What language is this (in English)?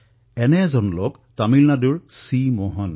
Assamese